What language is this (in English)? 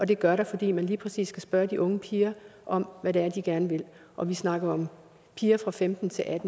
Danish